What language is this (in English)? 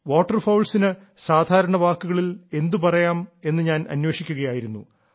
Malayalam